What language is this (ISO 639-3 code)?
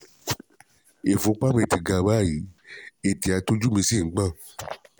yor